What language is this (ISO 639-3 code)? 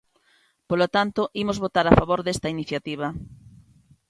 glg